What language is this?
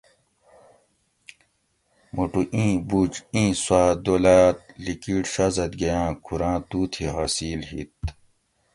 Gawri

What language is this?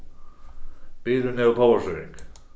Faroese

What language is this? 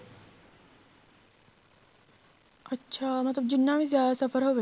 Punjabi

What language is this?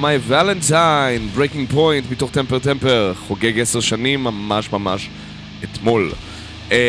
Hebrew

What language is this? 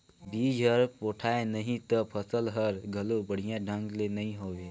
Chhattisgarhi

